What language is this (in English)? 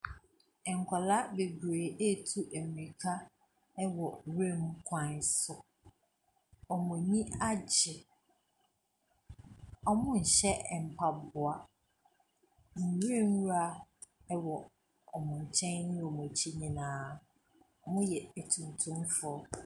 Akan